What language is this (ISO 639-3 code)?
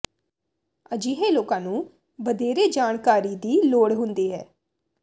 pan